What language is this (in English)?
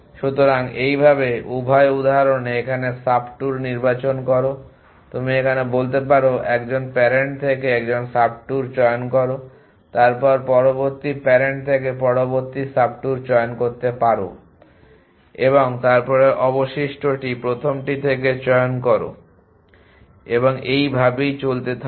Bangla